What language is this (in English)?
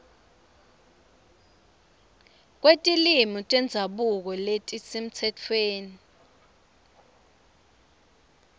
Swati